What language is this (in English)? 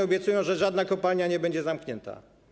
Polish